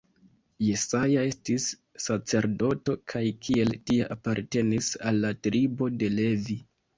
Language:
Esperanto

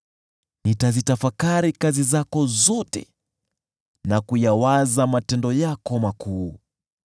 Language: Swahili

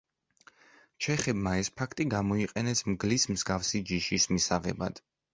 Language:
Georgian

